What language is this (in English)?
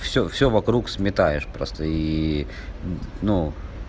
Russian